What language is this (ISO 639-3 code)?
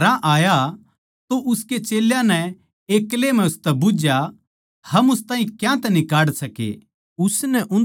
bgc